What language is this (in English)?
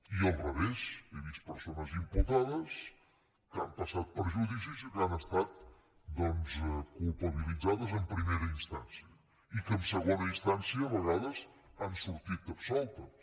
Catalan